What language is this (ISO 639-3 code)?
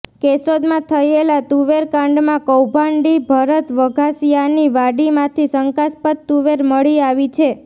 guj